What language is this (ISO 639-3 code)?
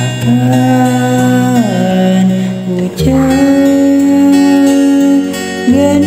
ind